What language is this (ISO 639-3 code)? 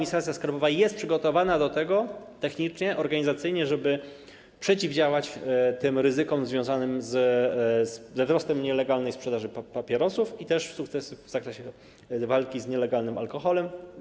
pol